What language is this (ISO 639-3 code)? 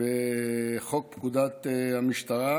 heb